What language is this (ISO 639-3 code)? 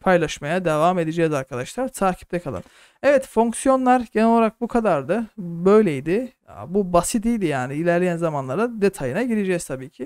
tur